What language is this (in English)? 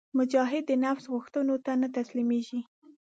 Pashto